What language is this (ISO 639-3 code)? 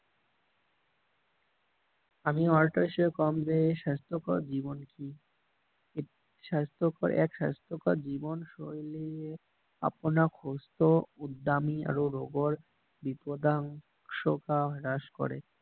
asm